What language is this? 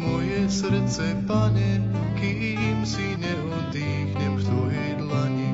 Slovak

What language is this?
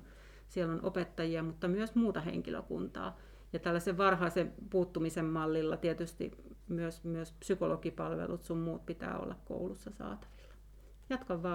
Finnish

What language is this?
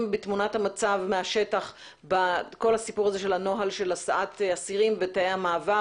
Hebrew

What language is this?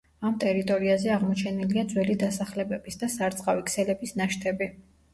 Georgian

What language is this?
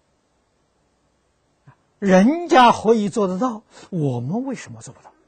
Chinese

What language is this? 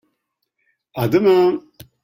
French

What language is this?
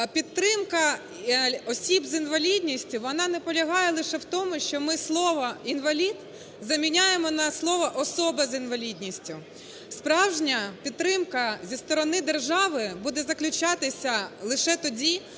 Ukrainian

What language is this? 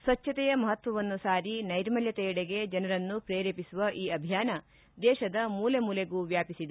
Kannada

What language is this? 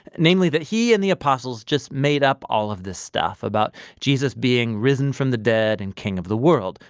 English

